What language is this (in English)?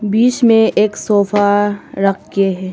Hindi